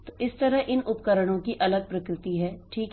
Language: Hindi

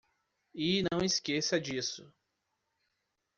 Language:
Portuguese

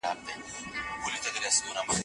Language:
Pashto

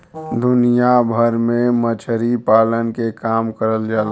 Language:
Bhojpuri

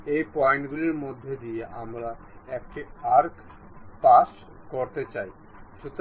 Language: Bangla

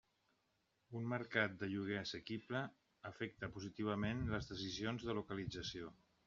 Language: Catalan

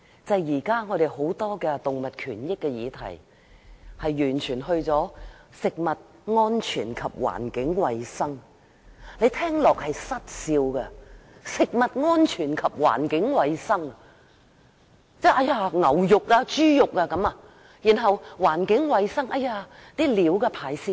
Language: Cantonese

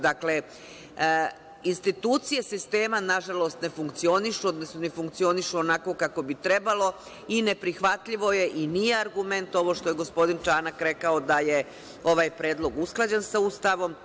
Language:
Serbian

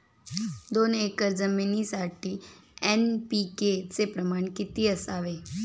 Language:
Marathi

